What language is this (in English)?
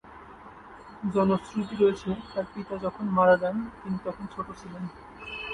Bangla